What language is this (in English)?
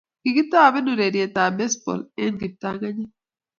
Kalenjin